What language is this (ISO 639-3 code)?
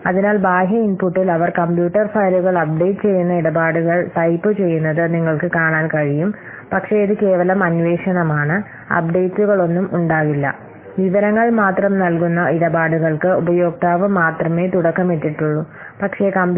mal